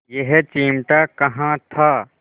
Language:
Hindi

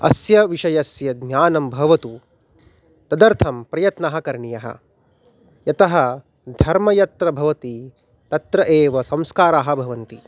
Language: Sanskrit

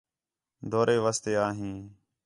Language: Khetrani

